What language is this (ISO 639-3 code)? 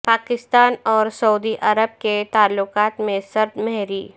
urd